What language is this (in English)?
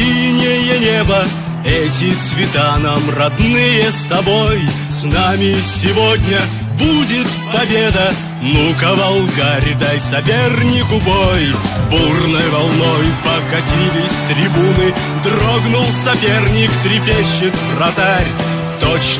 Russian